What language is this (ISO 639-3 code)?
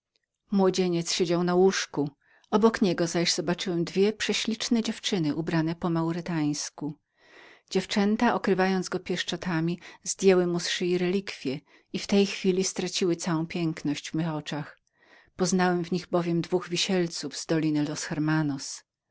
pol